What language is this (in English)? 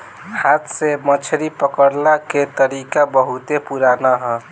Bhojpuri